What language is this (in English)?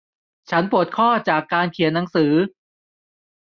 Thai